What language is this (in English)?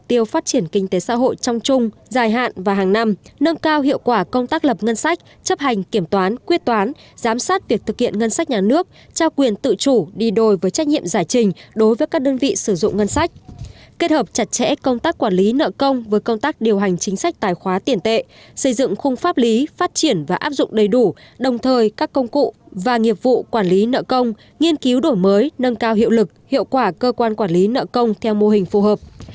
Vietnamese